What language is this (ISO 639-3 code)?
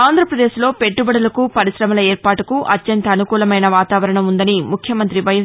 tel